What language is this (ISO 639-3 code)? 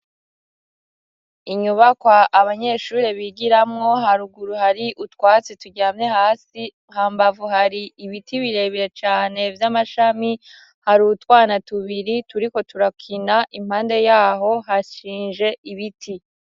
run